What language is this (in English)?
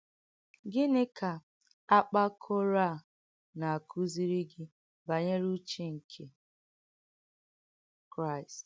Igbo